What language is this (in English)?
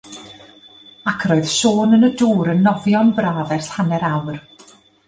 Welsh